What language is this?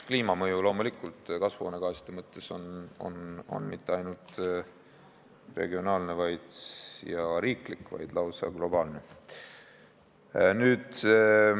Estonian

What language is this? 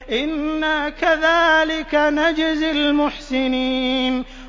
Arabic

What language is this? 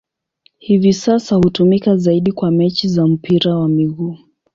Swahili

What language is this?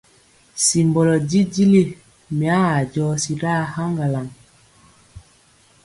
Mpiemo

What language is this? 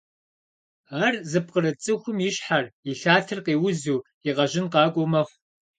Kabardian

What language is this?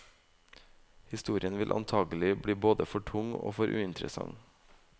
Norwegian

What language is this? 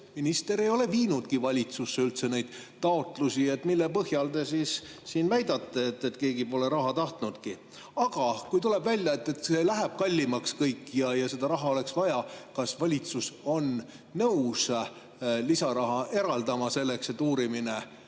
Estonian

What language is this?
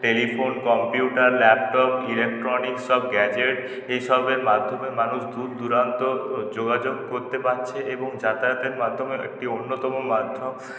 Bangla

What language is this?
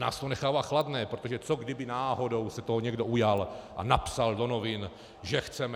Czech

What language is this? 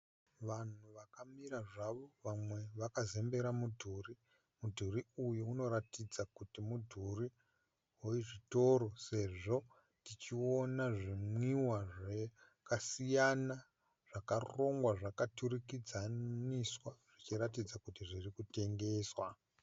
Shona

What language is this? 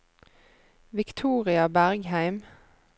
Norwegian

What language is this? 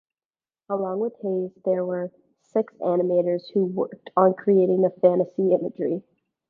English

